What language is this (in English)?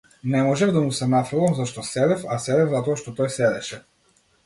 Macedonian